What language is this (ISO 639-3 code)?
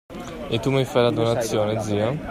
ita